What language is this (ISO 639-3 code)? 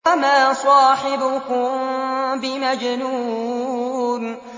ara